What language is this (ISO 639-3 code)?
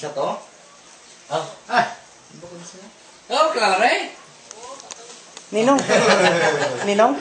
ind